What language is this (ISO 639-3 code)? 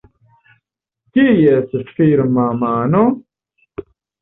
epo